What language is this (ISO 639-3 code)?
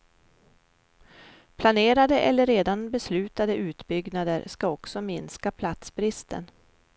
swe